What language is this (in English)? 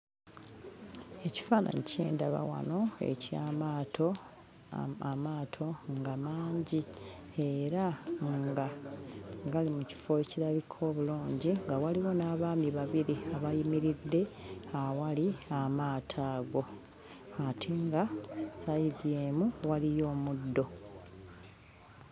Ganda